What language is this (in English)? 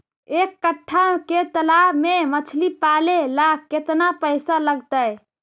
Magahi